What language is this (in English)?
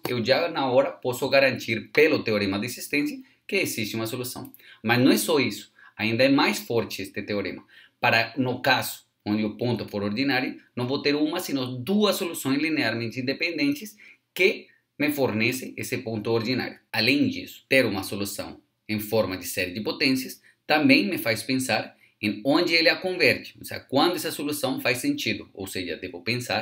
Portuguese